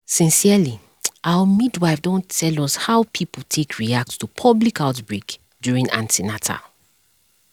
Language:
Nigerian Pidgin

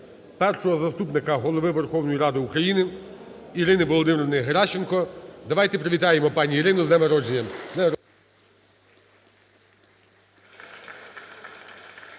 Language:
Ukrainian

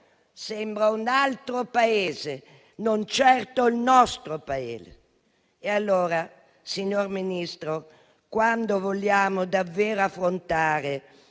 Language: Italian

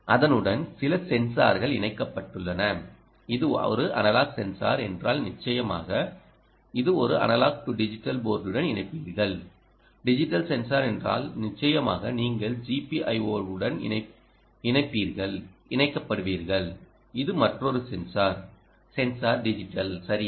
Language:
Tamil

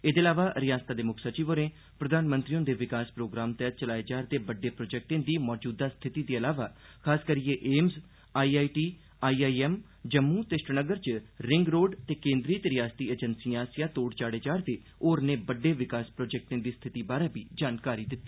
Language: Dogri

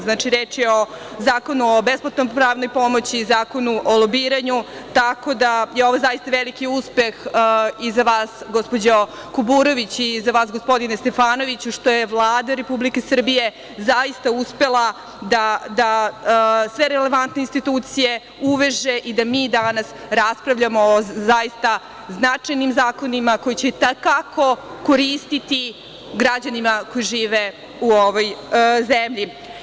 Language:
Serbian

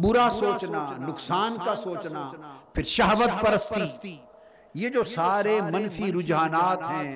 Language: Urdu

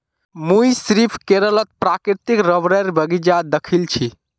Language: Magahi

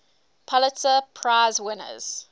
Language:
English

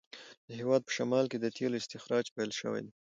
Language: Pashto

